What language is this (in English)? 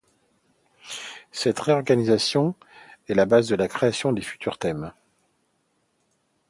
French